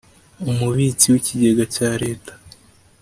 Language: Kinyarwanda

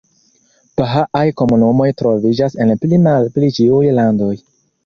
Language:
Esperanto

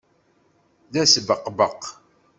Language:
Kabyle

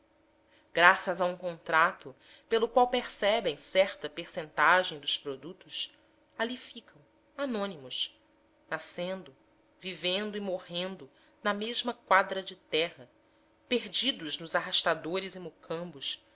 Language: Portuguese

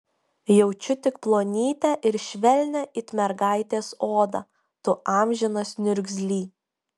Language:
Lithuanian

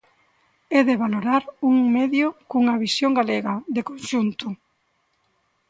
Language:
Galician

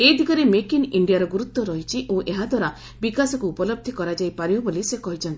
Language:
Odia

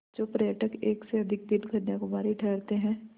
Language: Hindi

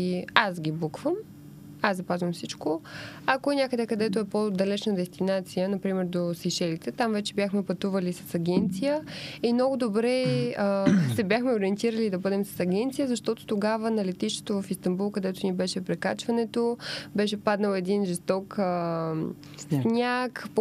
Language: Bulgarian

